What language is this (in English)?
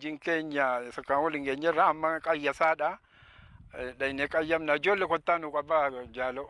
Indonesian